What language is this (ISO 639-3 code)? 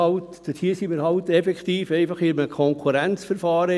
gsw